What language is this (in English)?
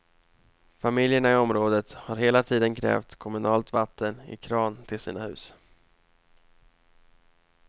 Swedish